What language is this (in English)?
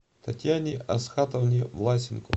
Russian